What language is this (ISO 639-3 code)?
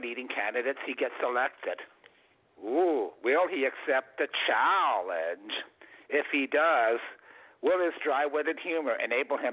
eng